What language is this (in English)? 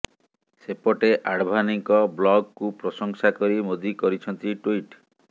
Odia